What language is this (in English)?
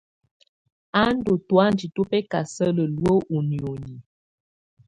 Tunen